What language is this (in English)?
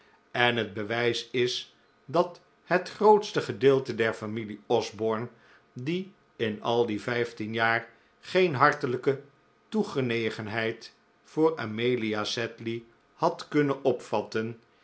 Dutch